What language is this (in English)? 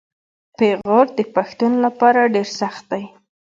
Pashto